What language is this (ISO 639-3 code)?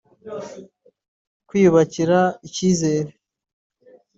kin